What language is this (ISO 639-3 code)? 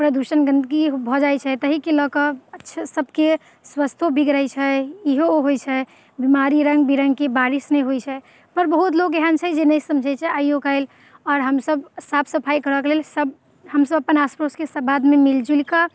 mai